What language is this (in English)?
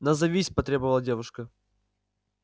Russian